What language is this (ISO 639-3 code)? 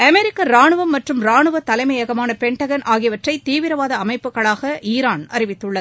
tam